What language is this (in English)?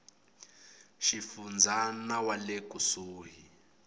Tsonga